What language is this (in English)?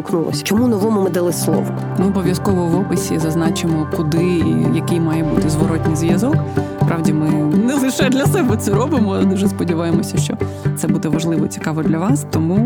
Ukrainian